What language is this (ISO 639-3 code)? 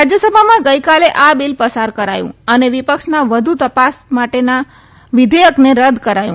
guj